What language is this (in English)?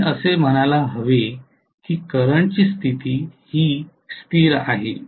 Marathi